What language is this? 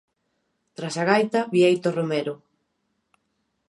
Galician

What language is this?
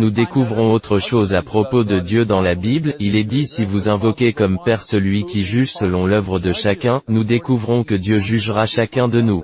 French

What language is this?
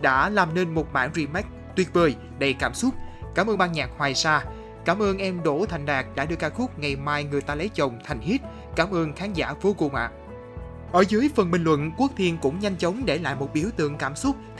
Vietnamese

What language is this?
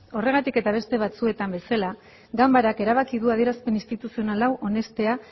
Basque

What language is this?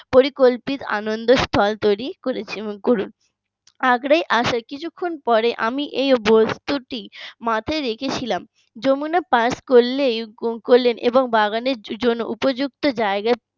Bangla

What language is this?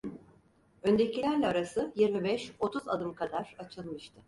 Turkish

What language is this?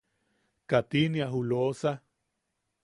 Yaqui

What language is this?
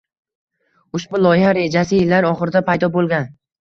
Uzbek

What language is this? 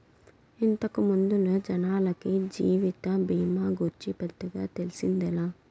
Telugu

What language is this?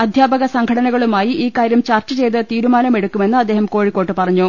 Malayalam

